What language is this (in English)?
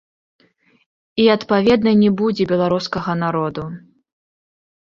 Belarusian